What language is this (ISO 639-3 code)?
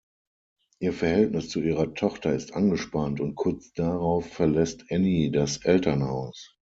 deu